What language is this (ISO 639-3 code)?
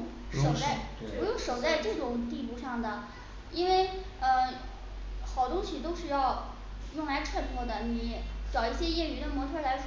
zho